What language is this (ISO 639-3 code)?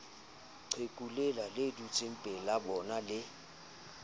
sot